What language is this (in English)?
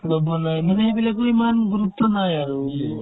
Assamese